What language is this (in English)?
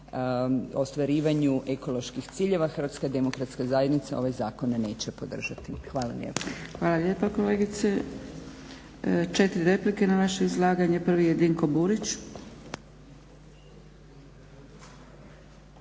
Croatian